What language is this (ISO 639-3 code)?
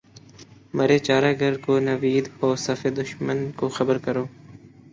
urd